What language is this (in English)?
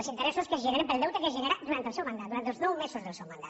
Catalan